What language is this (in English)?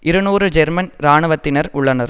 Tamil